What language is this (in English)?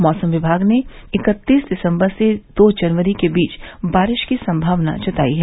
Hindi